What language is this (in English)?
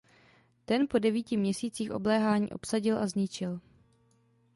Czech